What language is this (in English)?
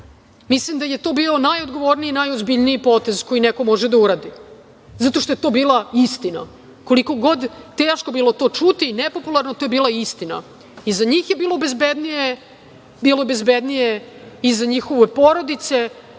Serbian